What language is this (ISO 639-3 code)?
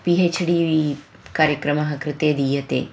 san